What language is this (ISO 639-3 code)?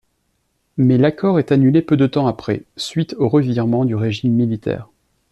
fra